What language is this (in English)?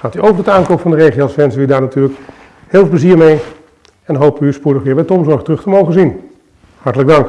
Dutch